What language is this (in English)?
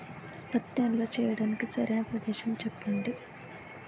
Telugu